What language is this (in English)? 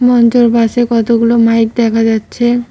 Bangla